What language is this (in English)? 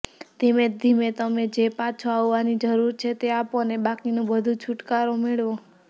Gujarati